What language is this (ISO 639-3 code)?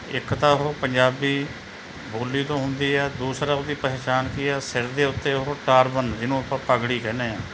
pan